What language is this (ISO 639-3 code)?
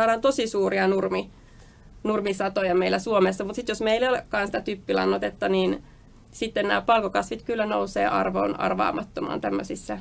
fin